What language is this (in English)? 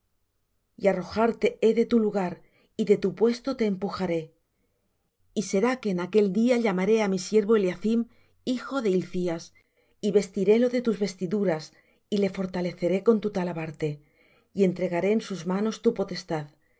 Spanish